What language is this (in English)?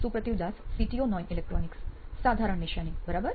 Gujarati